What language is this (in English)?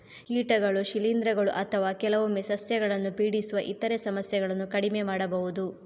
Kannada